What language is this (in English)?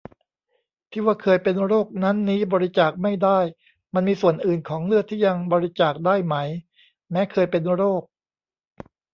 Thai